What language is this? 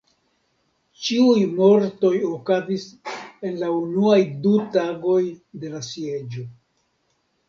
Esperanto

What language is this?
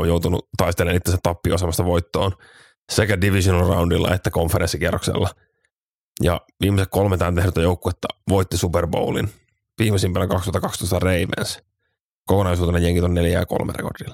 Finnish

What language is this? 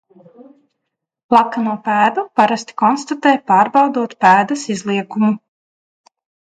Latvian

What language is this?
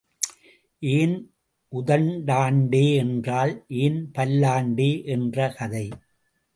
Tamil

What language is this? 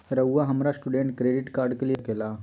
Magahi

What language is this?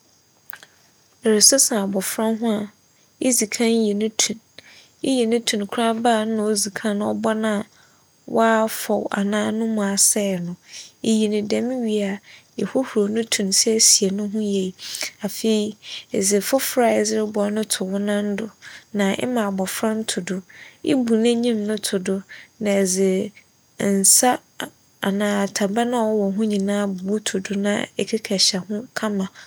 Akan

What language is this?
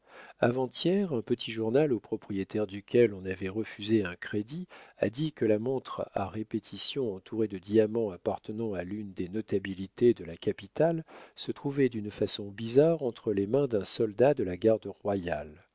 French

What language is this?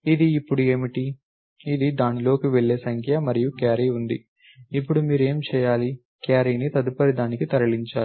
Telugu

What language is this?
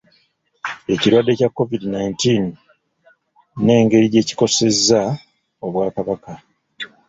Ganda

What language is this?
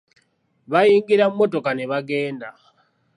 Ganda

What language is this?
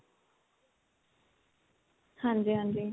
Punjabi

